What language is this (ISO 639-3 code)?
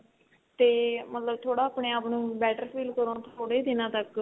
pan